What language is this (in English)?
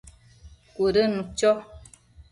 Matsés